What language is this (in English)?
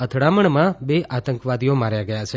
Gujarati